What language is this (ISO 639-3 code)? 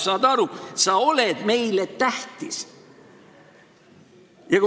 est